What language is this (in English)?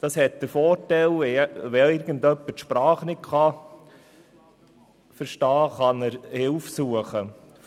Swiss German